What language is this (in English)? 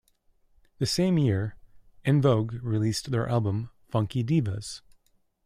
English